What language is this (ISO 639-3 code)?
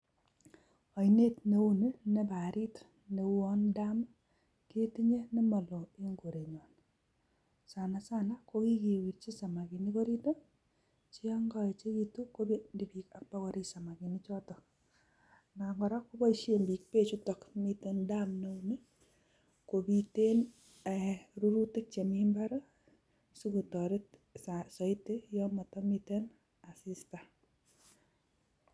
kln